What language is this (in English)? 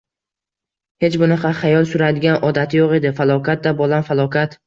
Uzbek